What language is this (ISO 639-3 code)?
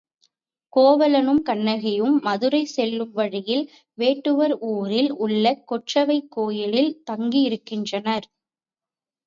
tam